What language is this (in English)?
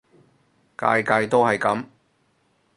Cantonese